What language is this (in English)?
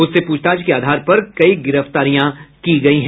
Hindi